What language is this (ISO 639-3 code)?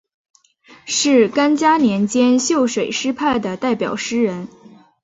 zho